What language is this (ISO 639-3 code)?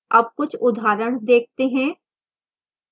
hin